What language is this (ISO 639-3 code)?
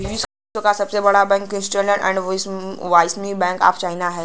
bho